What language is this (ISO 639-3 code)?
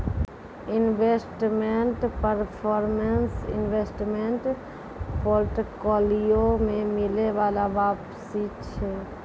mai